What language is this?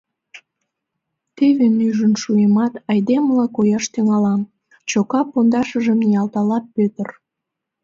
Mari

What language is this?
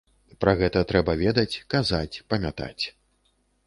Belarusian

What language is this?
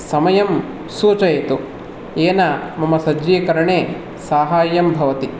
Sanskrit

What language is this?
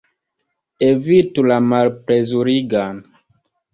Esperanto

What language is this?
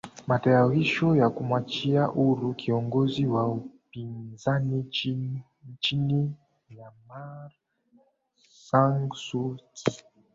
Swahili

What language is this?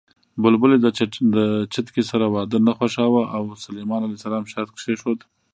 Pashto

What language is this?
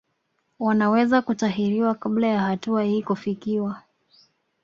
Swahili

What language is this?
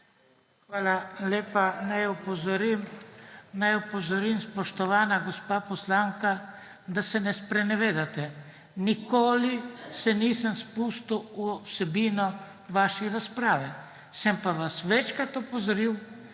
Slovenian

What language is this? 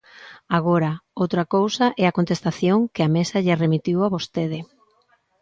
Galician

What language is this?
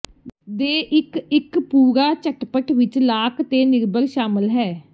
Punjabi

